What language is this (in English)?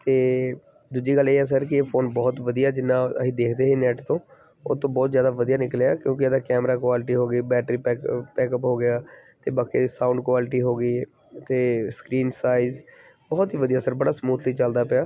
Punjabi